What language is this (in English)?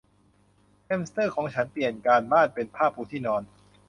Thai